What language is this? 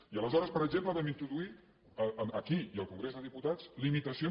Catalan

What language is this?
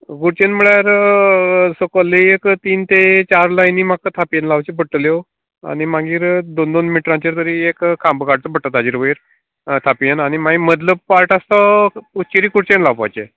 Konkani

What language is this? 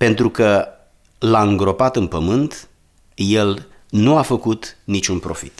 Romanian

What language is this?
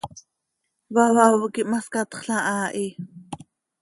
Seri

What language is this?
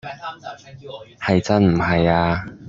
Cantonese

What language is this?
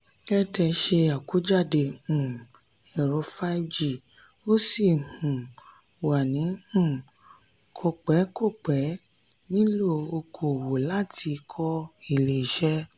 Yoruba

